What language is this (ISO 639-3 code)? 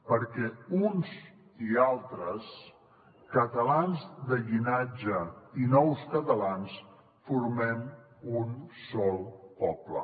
cat